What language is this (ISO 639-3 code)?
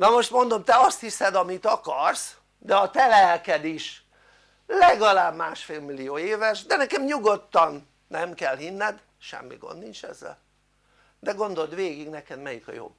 hun